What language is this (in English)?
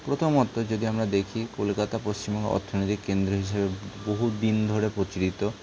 Bangla